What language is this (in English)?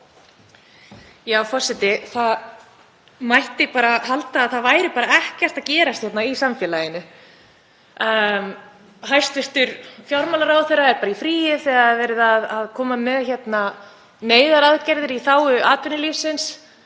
Icelandic